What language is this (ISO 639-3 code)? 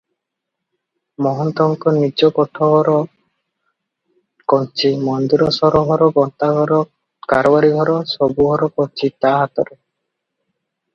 ori